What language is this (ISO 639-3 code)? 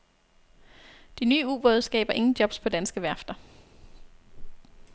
dan